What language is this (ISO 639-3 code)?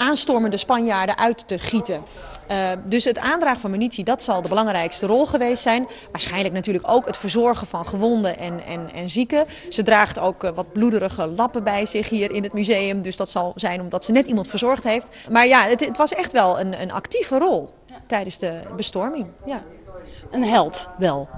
nld